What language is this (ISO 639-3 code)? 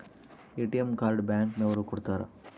kan